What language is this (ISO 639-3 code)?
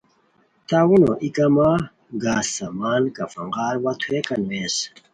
khw